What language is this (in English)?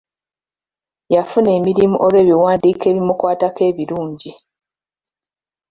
Ganda